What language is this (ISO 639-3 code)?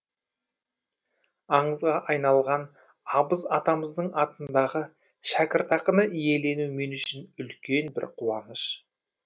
kaz